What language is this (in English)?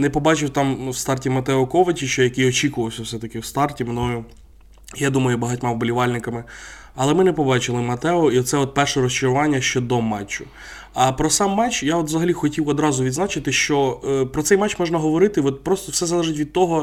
Ukrainian